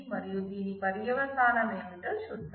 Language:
Telugu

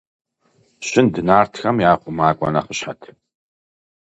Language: Kabardian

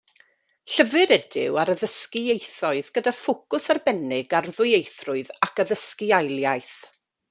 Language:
Welsh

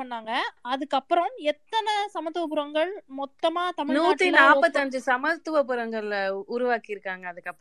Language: Tamil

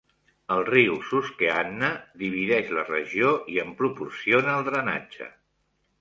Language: Catalan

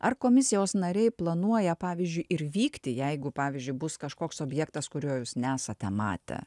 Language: Lithuanian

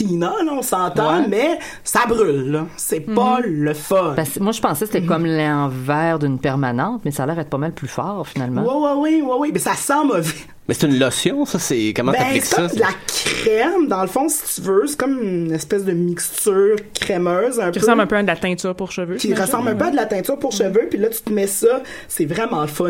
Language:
French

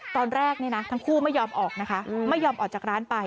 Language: Thai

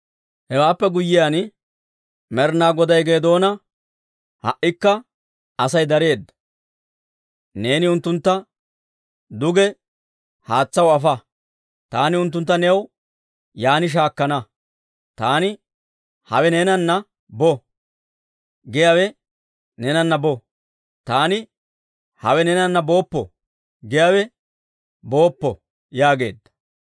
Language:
Dawro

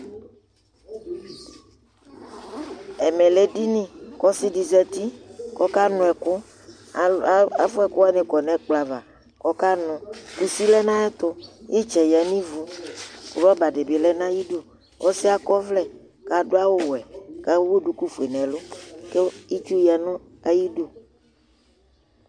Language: Ikposo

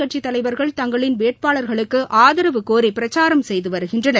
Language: Tamil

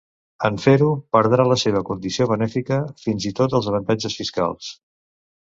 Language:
Catalan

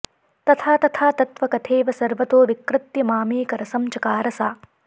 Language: Sanskrit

